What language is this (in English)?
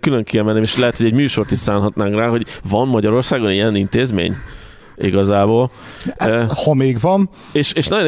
Hungarian